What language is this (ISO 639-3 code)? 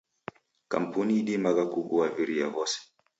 dav